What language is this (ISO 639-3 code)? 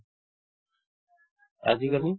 asm